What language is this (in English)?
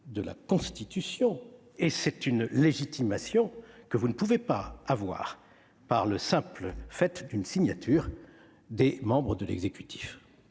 French